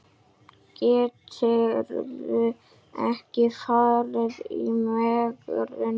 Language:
Icelandic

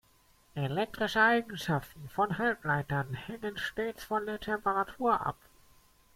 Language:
German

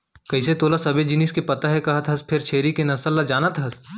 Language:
Chhattisgarhi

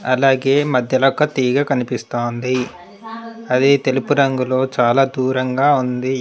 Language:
Telugu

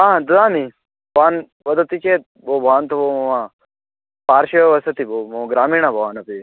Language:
Sanskrit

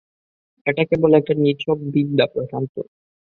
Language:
Bangla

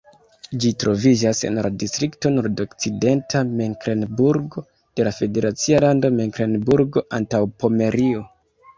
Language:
Esperanto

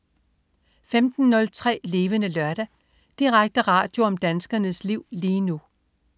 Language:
Danish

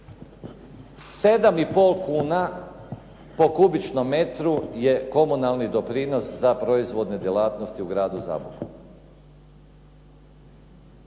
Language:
Croatian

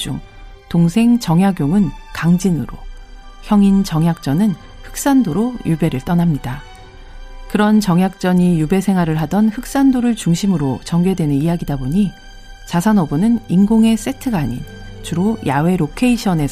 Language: Korean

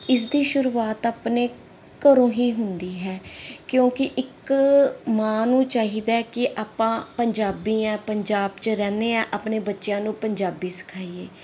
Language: Punjabi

